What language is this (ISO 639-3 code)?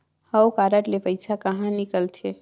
hne